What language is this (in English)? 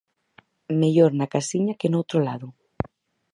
Galician